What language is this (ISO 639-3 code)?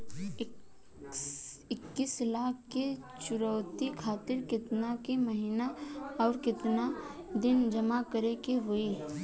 bho